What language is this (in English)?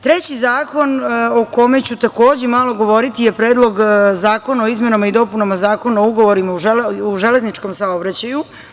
Serbian